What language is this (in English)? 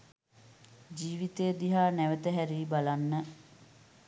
Sinhala